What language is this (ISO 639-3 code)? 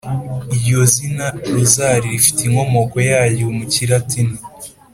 kin